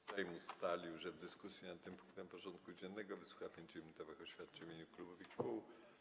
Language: Polish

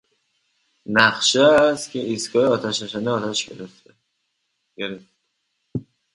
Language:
Persian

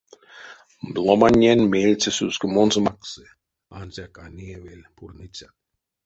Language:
Erzya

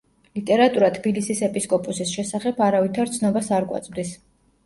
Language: Georgian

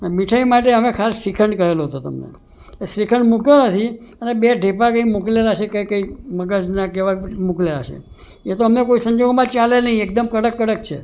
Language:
Gujarati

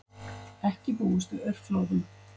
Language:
Icelandic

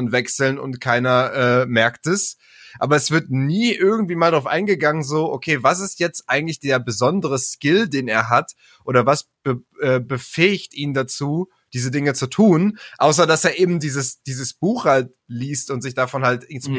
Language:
German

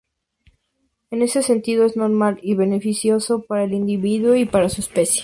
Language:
Spanish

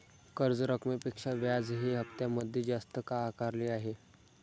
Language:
Marathi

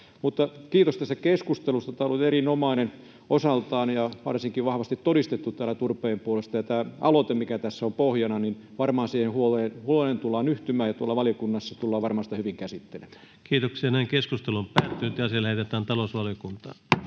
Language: Finnish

